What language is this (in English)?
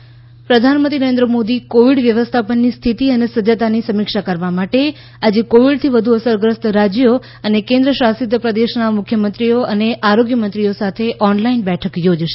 Gujarati